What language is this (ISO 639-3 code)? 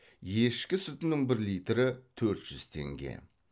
kaz